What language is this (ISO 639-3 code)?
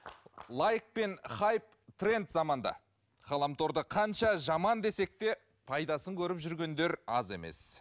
kaz